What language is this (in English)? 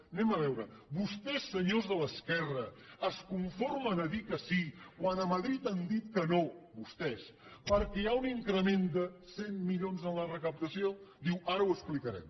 Catalan